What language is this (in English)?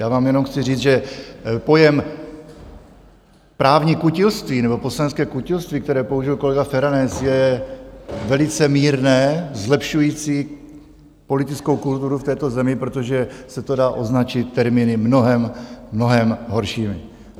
Czech